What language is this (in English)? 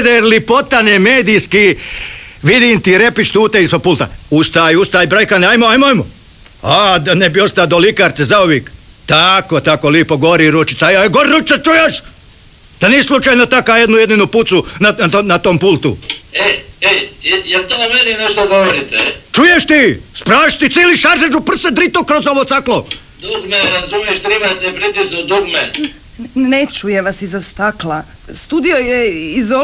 Croatian